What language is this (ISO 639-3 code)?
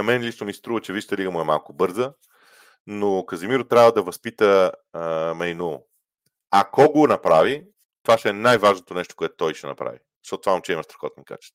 bul